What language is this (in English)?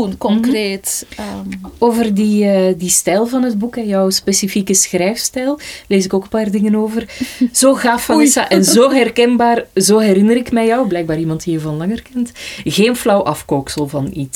Dutch